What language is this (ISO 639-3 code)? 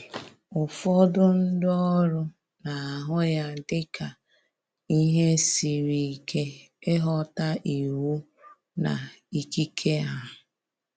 ibo